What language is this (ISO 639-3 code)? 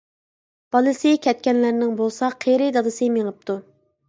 uig